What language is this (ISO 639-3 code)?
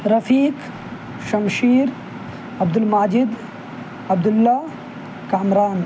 urd